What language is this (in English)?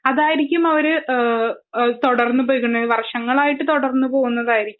Malayalam